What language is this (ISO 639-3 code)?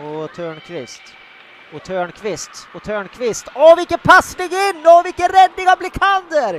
swe